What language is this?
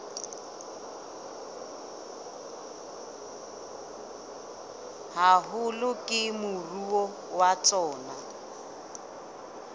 Southern Sotho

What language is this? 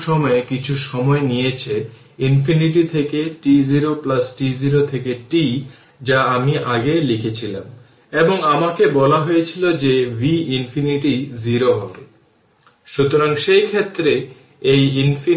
Bangla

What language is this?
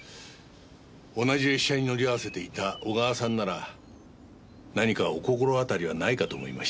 Japanese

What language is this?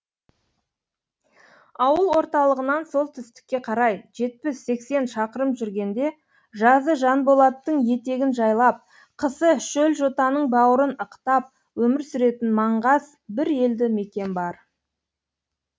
Kazakh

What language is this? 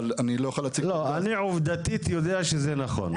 Hebrew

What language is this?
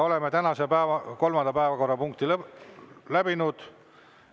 Estonian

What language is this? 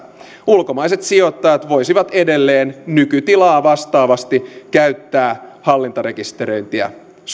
Finnish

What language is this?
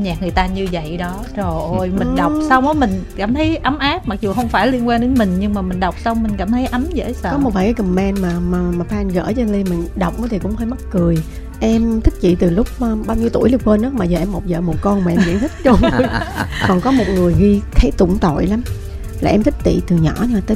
Vietnamese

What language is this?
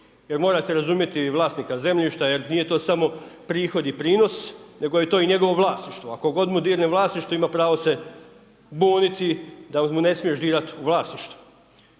Croatian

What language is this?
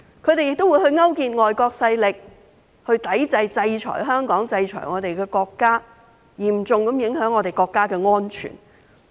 Cantonese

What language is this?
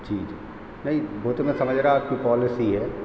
Hindi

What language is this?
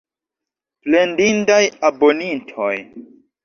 Esperanto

